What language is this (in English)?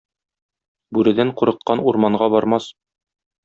Tatar